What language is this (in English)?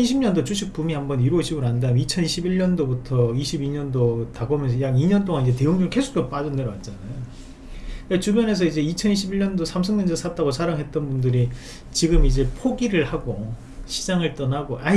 Korean